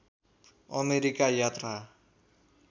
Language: Nepali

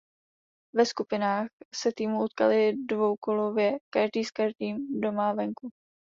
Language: Czech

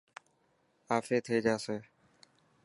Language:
Dhatki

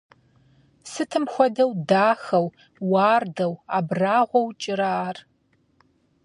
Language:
Kabardian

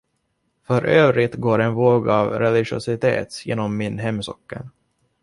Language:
Swedish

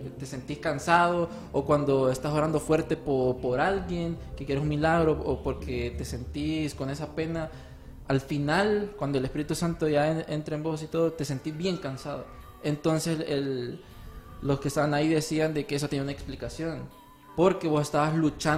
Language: Spanish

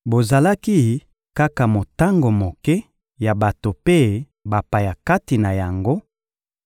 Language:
Lingala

